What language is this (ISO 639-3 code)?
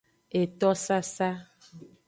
ajg